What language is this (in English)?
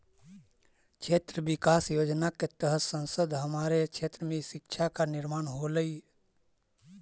Magahi